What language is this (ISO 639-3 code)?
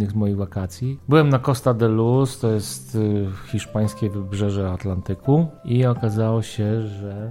pol